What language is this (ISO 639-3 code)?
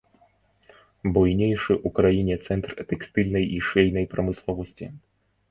bel